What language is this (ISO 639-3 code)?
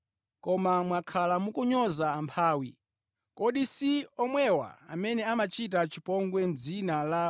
nya